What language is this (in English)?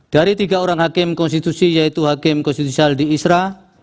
Indonesian